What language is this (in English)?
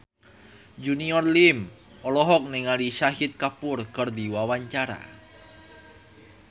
Sundanese